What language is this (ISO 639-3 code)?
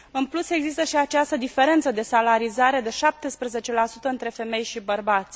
ron